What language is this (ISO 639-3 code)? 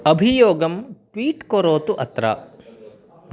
san